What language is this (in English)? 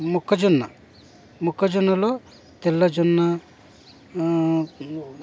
Telugu